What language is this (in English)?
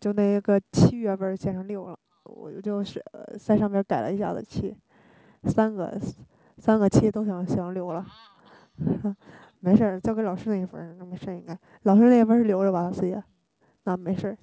Chinese